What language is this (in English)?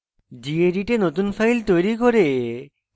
Bangla